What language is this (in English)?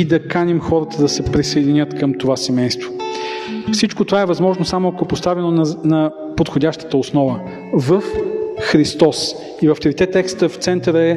Bulgarian